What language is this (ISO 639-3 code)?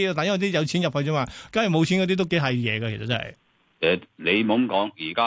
zho